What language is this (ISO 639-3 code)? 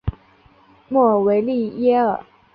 zho